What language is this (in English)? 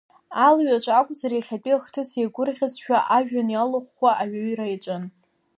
Abkhazian